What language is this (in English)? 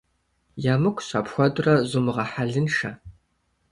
Kabardian